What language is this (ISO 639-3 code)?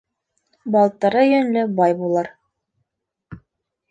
bak